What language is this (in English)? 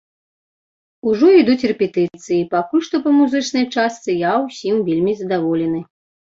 Belarusian